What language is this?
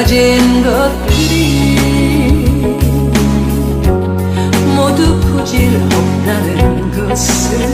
Korean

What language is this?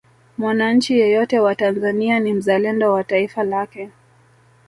Swahili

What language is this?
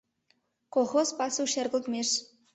Mari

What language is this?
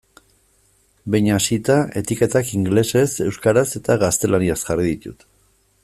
Basque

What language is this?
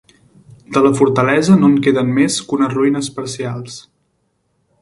Catalan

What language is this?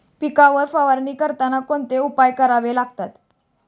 Marathi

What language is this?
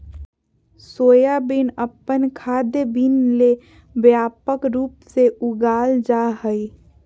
Magahi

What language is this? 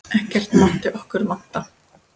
Icelandic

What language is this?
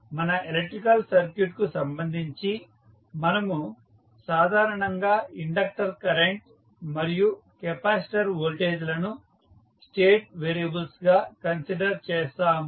Telugu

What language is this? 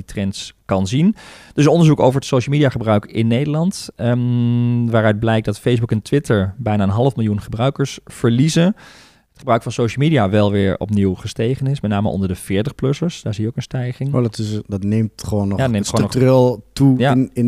Dutch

